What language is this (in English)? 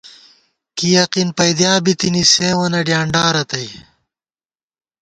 Gawar-Bati